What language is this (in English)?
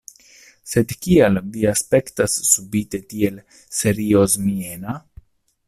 Esperanto